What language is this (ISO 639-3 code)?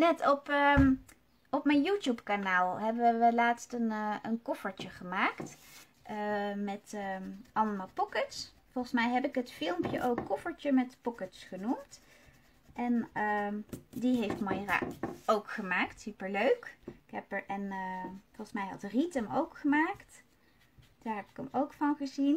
nld